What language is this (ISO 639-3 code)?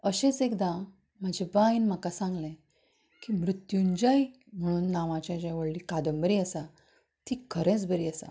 kok